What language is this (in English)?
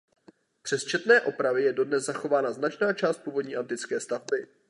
Czech